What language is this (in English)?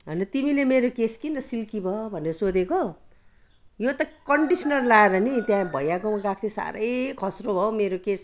Nepali